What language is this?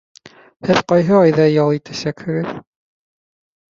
Bashkir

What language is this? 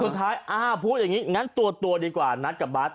Thai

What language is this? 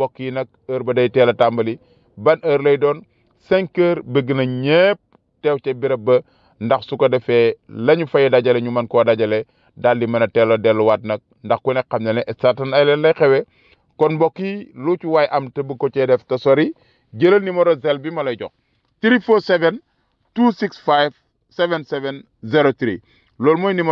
Arabic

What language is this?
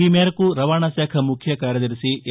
Telugu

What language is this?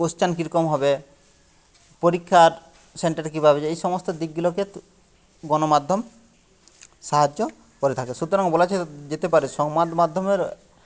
Bangla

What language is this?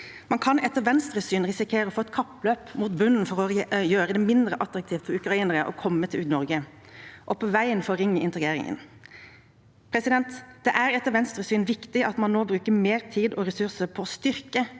Norwegian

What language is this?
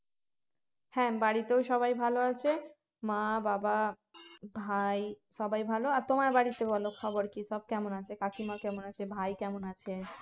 Bangla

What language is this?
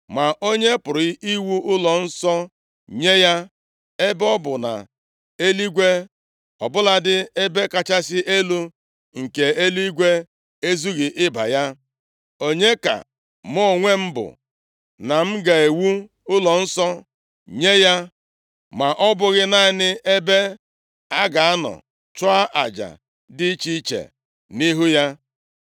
Igbo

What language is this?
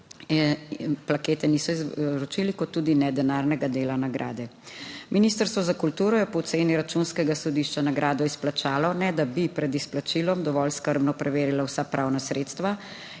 Slovenian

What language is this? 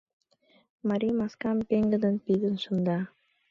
Mari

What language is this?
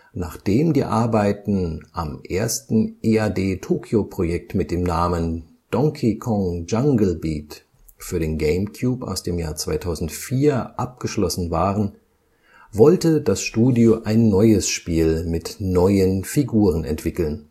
German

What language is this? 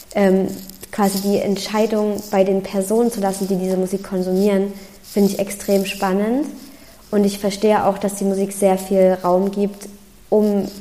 German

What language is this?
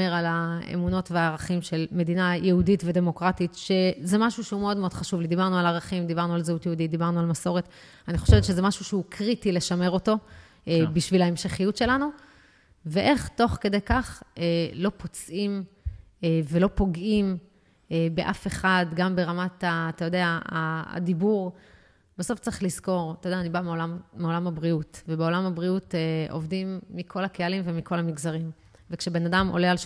Hebrew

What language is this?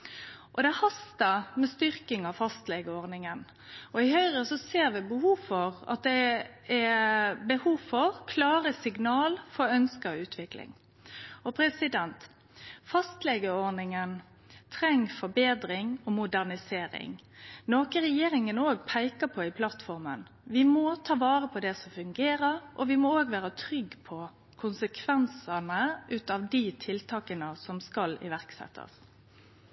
Norwegian Nynorsk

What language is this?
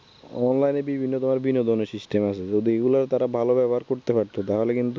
Bangla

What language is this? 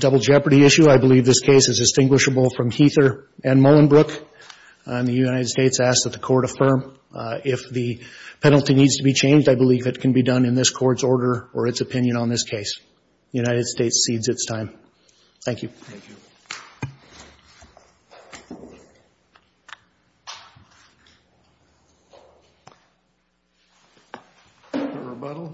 English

